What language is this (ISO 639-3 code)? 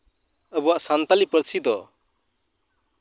sat